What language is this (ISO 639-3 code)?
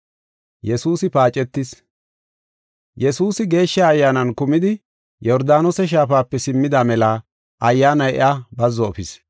gof